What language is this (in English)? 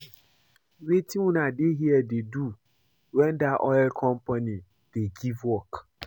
Nigerian Pidgin